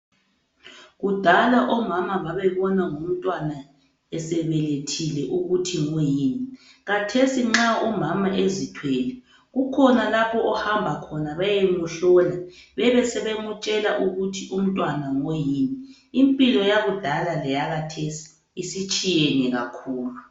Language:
North Ndebele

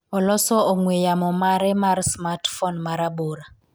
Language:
Luo (Kenya and Tanzania)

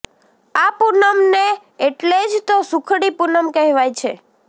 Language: Gujarati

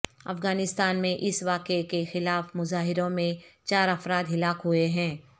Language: Urdu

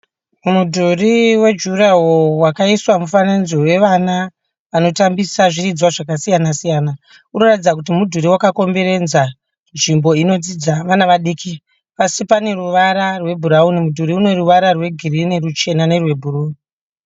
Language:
Shona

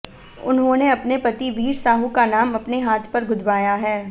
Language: Hindi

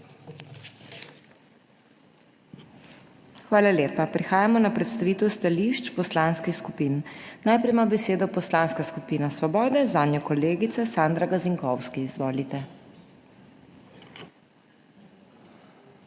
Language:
Slovenian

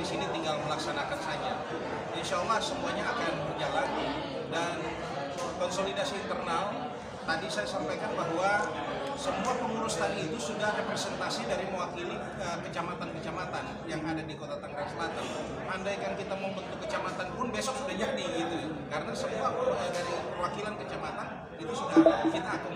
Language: Indonesian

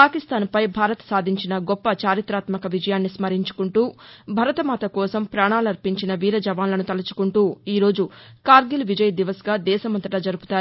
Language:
Telugu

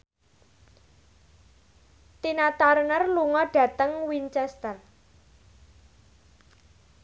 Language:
Javanese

